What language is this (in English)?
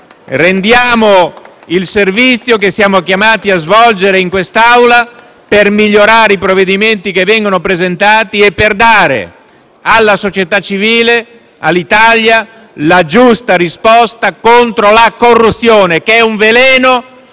Italian